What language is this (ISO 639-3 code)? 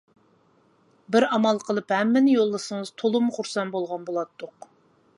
uig